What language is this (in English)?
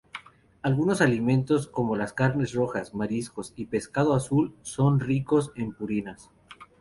Spanish